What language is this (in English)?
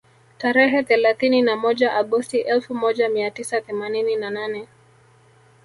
Swahili